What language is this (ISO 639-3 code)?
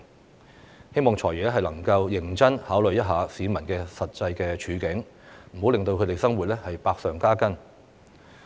yue